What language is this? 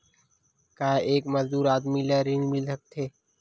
Chhattisgarhi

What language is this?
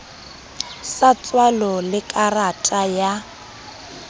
Southern Sotho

